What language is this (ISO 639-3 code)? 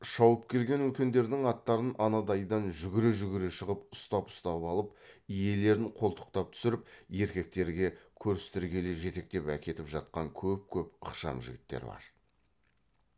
kaz